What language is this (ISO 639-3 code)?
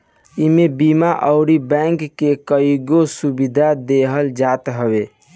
bho